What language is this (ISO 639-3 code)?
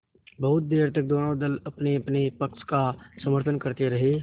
hin